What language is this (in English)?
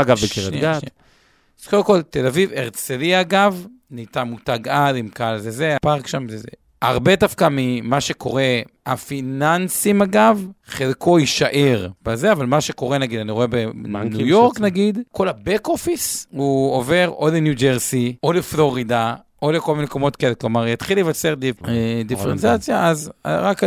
Hebrew